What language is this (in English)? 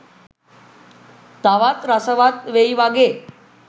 Sinhala